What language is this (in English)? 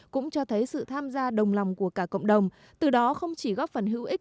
Vietnamese